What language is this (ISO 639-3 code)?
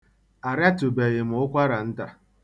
ibo